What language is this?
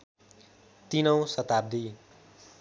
Nepali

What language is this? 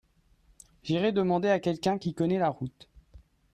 French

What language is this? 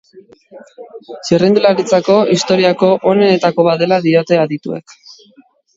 Basque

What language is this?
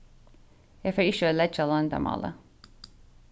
Faroese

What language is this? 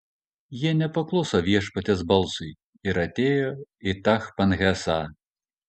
Lithuanian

